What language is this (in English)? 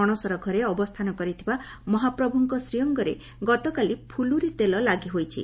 Odia